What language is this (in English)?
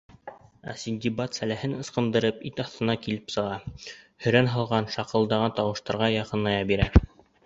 Bashkir